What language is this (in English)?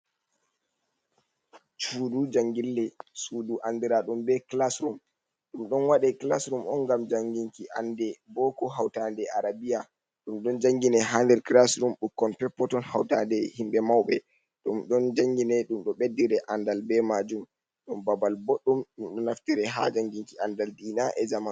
Fula